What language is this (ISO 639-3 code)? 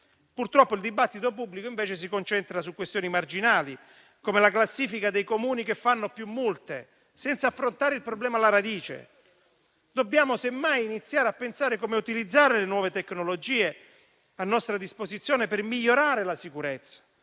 ita